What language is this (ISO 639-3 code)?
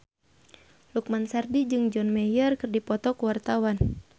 sun